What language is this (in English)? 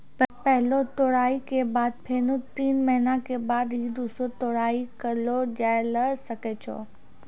Maithili